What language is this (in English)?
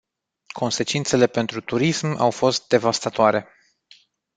Romanian